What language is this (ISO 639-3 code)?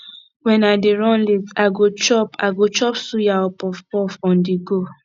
pcm